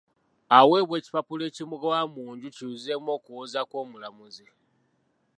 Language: Ganda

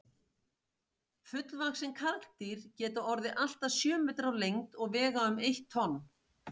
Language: Icelandic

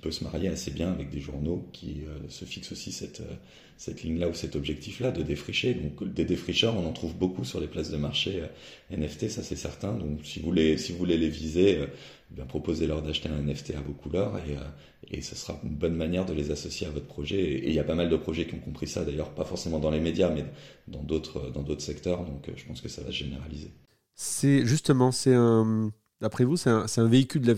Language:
French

